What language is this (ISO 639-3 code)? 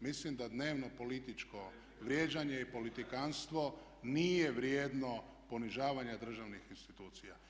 hrv